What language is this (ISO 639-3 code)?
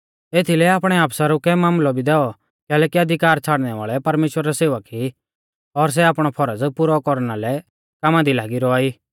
bfz